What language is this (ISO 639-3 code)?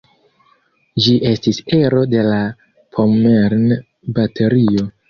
epo